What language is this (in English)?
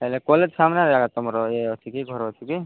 Odia